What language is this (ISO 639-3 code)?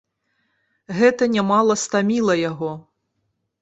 bel